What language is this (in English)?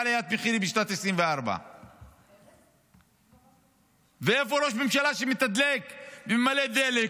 Hebrew